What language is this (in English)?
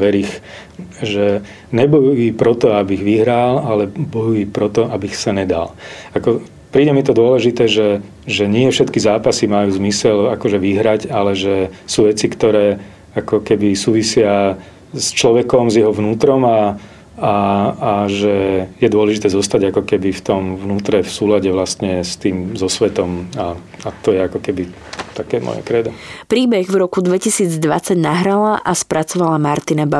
Slovak